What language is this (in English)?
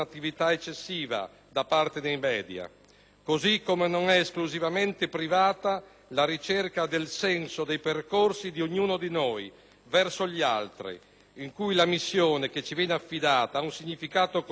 Italian